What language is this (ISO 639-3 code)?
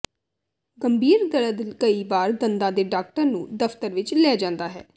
pan